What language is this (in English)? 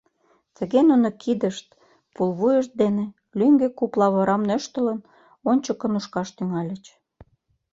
Mari